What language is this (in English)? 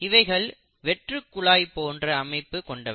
Tamil